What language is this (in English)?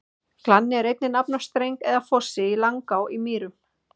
Icelandic